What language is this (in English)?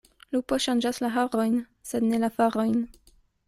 Esperanto